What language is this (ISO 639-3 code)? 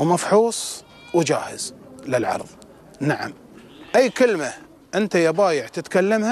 ara